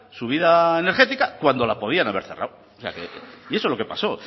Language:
Spanish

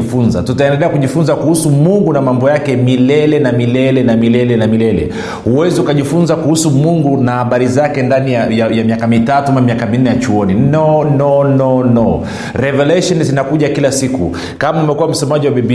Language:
Swahili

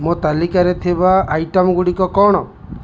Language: Odia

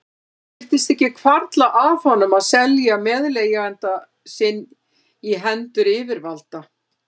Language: Icelandic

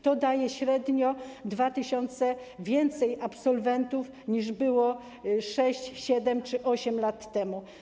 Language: Polish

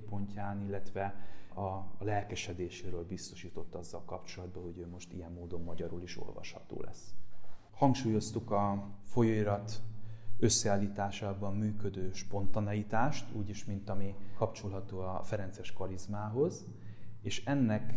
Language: Hungarian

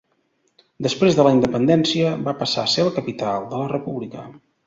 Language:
Catalan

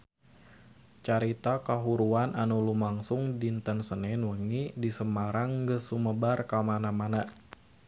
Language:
Sundanese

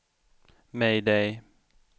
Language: Swedish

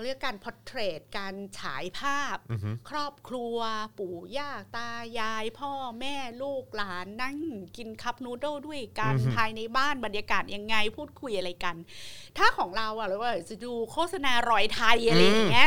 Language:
Thai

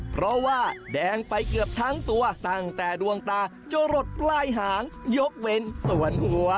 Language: Thai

